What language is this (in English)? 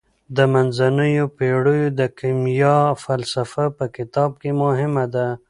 Pashto